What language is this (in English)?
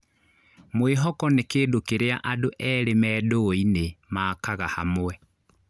Kikuyu